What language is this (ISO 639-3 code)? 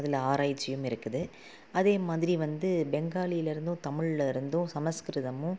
tam